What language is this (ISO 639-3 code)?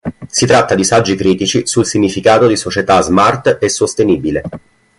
ita